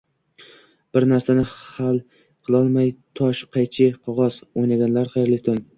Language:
Uzbek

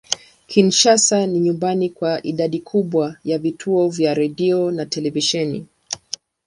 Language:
Swahili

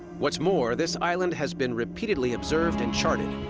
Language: English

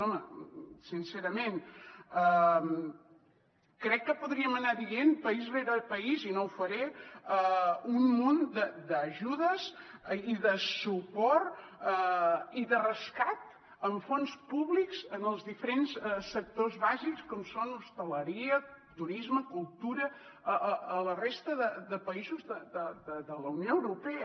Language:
Catalan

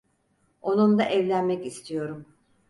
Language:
Turkish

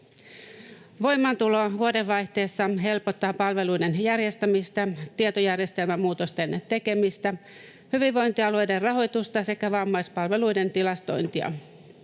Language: Finnish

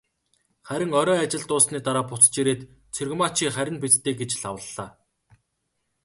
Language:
Mongolian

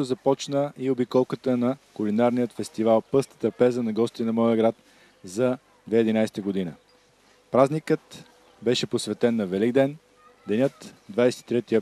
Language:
Bulgarian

